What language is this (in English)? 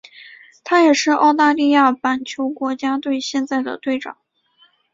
Chinese